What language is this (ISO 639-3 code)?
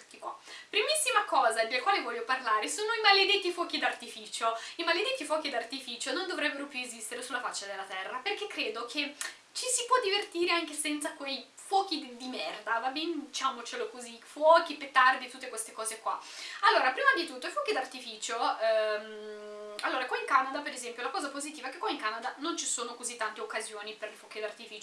ita